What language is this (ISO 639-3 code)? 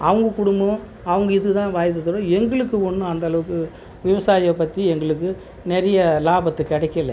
tam